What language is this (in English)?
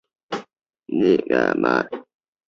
Chinese